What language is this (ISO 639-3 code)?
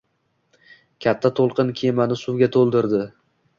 uzb